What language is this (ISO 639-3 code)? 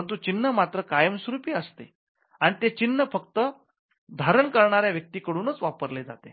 mar